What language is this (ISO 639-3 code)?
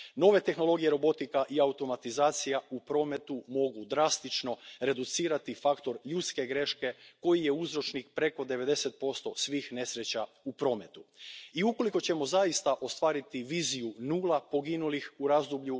hrv